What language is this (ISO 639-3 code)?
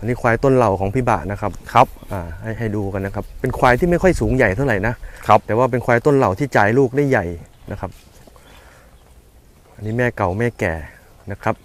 tha